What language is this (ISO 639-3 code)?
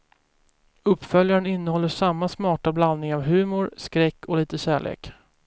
swe